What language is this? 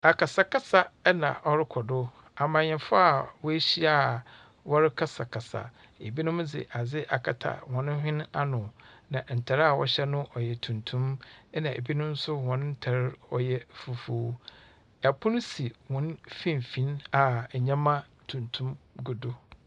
Akan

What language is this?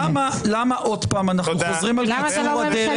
Hebrew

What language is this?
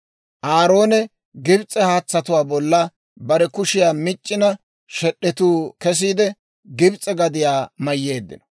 Dawro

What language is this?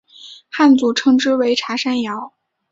Chinese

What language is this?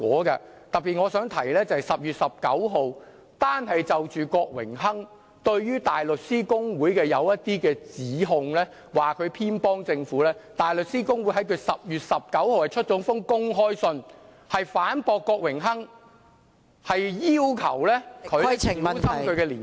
Cantonese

